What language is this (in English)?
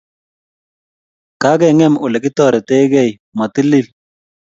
Kalenjin